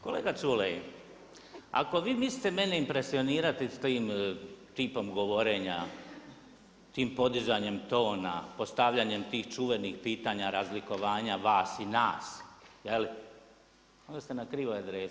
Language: Croatian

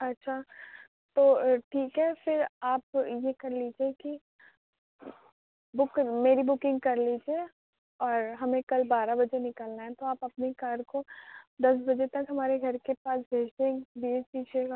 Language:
Urdu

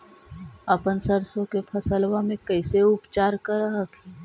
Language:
Magahi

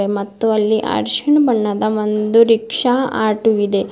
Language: Kannada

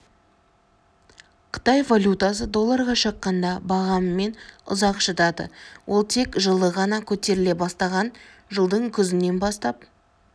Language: Kazakh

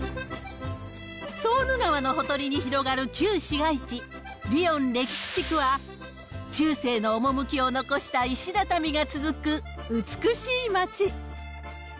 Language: Japanese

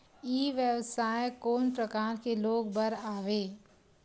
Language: Chhattisgarhi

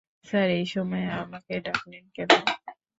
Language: Bangla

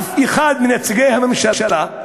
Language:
Hebrew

